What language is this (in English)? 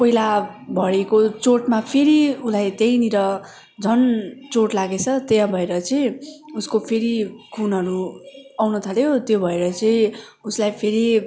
Nepali